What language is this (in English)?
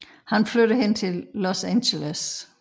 Danish